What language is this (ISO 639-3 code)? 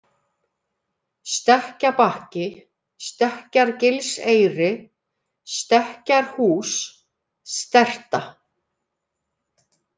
isl